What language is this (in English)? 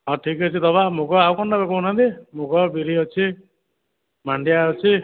Odia